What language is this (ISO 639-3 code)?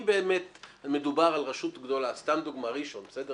heb